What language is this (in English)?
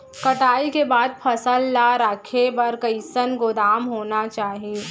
Chhattisgarhi